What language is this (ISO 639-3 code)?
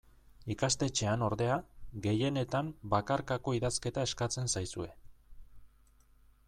eus